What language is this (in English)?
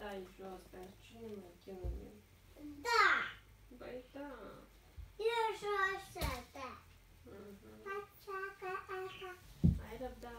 Romanian